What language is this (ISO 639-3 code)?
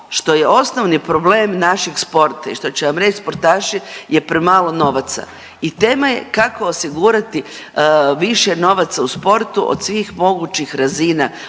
hrv